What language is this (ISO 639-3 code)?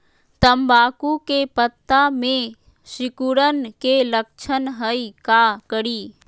mag